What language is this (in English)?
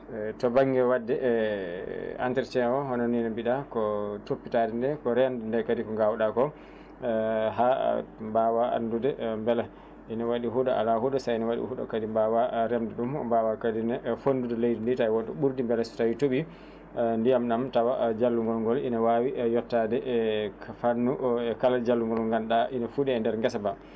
Fula